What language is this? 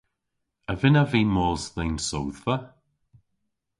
Cornish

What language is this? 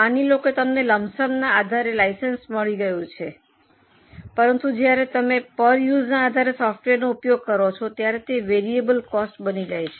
Gujarati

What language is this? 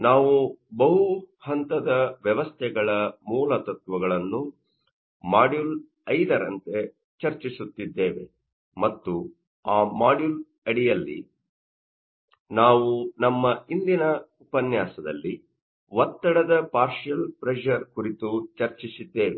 Kannada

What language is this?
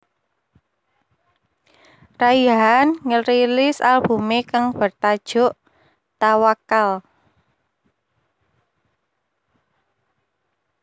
Javanese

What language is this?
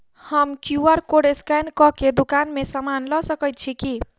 Maithili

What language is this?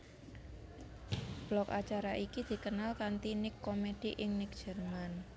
Javanese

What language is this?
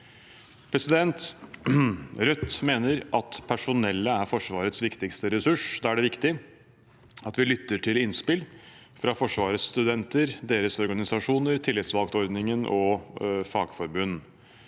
Norwegian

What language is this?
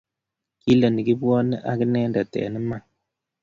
Kalenjin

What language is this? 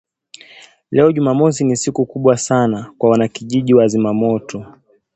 Swahili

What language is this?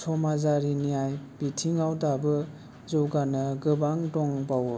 Bodo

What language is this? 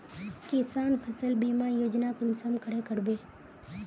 Magahi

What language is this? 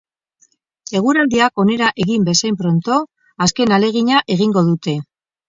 Basque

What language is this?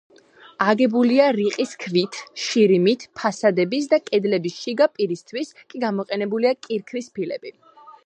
Georgian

